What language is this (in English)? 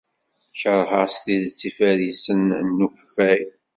Kabyle